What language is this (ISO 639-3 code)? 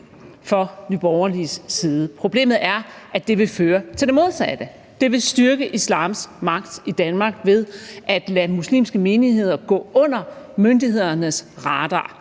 dan